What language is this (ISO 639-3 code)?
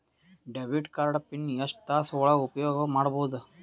kan